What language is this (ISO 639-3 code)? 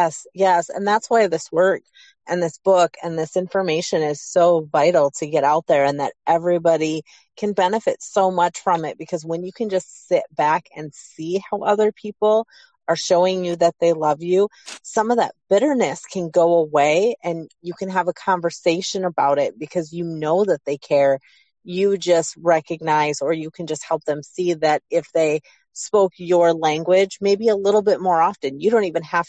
eng